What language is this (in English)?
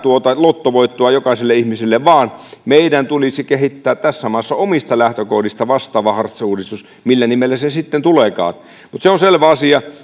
Finnish